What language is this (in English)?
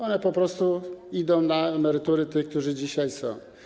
Polish